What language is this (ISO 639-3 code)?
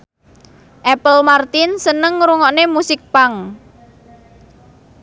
jav